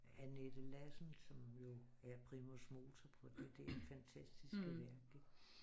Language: Danish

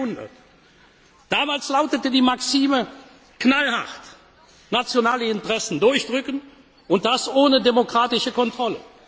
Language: German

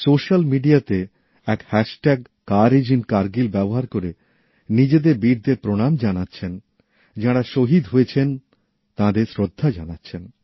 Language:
Bangla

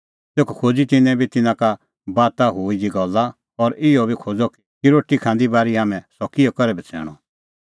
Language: Kullu Pahari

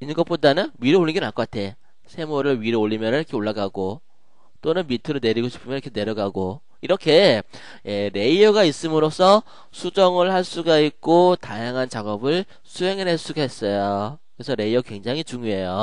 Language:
Korean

